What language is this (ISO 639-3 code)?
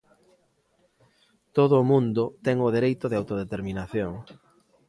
glg